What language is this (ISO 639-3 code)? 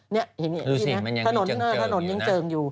tha